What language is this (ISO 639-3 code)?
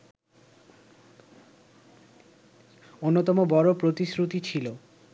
ben